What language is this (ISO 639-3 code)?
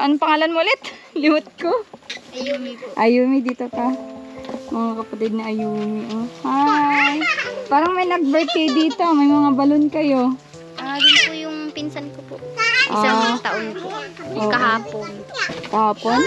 fil